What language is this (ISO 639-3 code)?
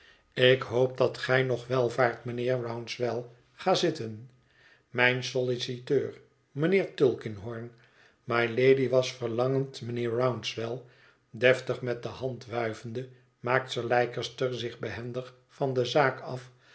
nld